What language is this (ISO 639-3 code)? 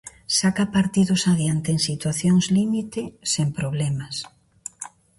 glg